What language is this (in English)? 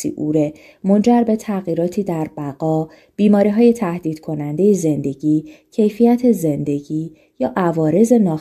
Persian